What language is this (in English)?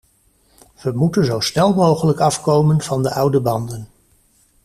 Dutch